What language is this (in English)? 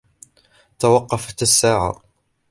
Arabic